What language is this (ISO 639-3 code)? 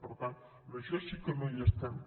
cat